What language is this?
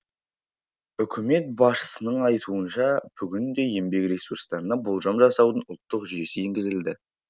Kazakh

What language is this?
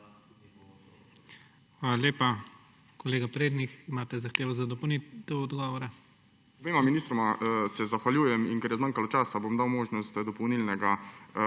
Slovenian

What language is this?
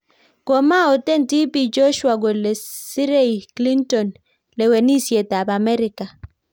Kalenjin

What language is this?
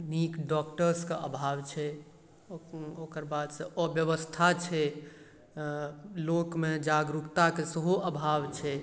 Maithili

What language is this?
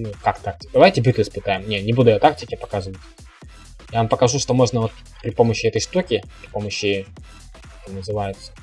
Russian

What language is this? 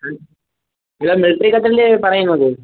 Malayalam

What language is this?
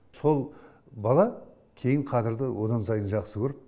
Kazakh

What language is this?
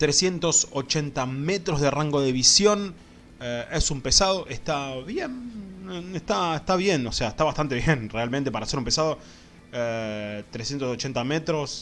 Spanish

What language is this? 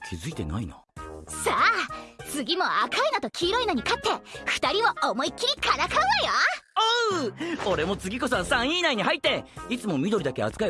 Japanese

